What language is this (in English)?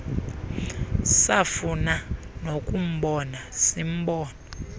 Xhosa